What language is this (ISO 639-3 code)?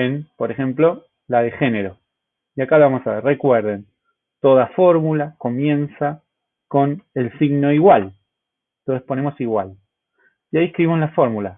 spa